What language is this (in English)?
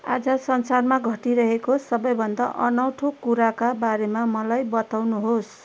Nepali